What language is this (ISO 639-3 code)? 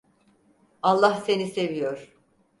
tur